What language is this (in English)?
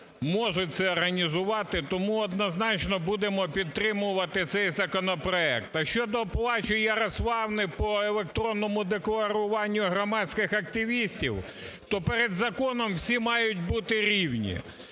Ukrainian